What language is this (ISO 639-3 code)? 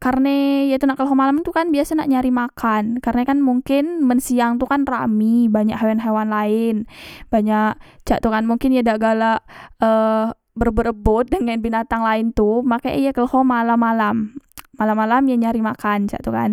mui